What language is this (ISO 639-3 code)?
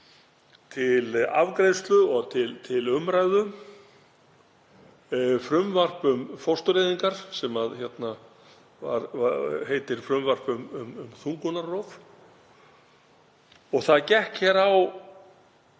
isl